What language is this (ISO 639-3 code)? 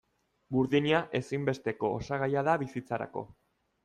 eus